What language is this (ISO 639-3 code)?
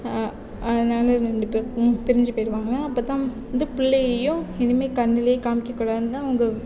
tam